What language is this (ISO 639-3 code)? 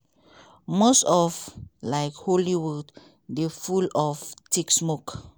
pcm